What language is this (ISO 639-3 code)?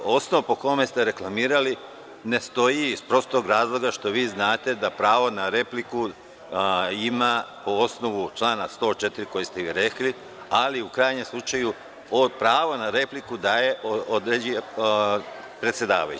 srp